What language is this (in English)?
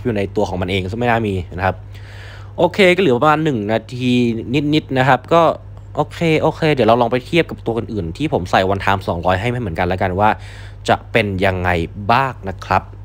Thai